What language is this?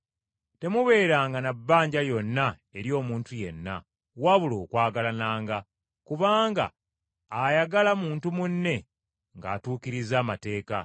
Ganda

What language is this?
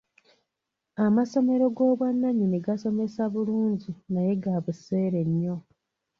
Ganda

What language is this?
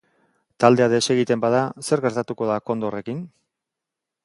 Basque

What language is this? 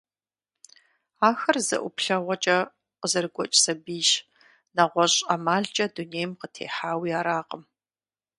Kabardian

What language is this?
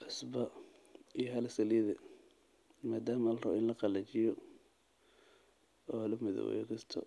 Somali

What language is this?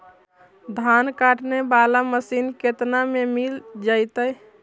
Magahi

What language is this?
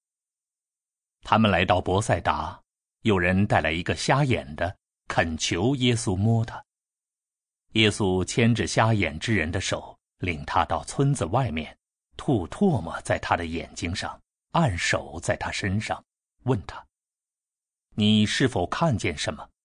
Chinese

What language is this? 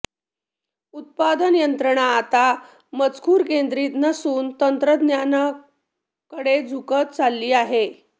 Marathi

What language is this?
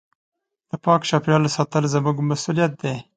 Pashto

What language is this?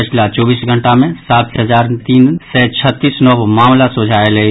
Maithili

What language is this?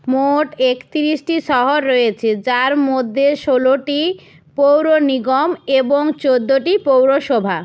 Bangla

